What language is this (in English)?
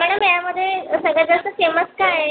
Marathi